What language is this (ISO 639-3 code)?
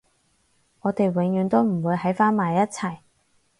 yue